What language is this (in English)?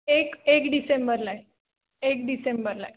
Marathi